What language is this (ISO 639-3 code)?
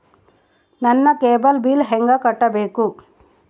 kan